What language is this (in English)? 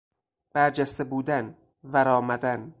Persian